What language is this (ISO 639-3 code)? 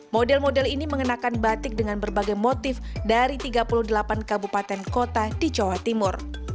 ind